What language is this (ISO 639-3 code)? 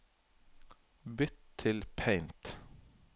nor